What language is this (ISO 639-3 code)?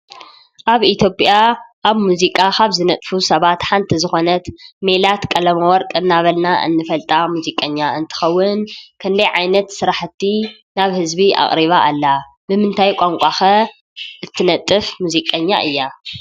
tir